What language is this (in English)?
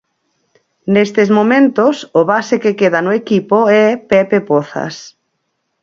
Galician